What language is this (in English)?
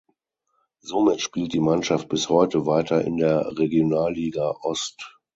German